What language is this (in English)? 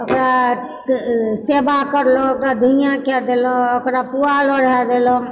Maithili